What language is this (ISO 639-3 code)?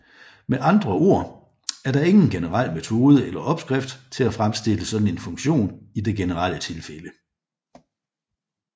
dan